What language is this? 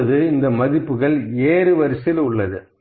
Tamil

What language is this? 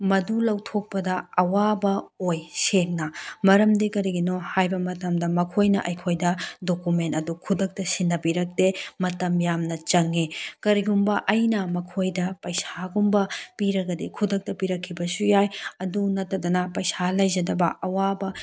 Manipuri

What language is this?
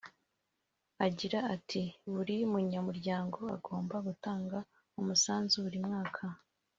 Kinyarwanda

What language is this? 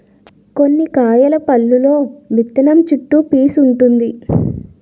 Telugu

